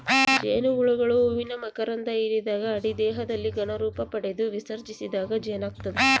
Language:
Kannada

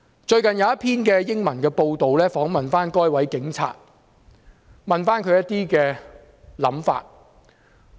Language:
Cantonese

